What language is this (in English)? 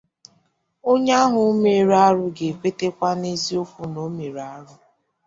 Igbo